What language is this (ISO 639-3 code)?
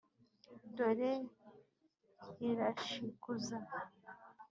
kin